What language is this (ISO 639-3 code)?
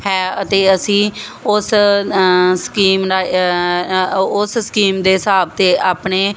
pan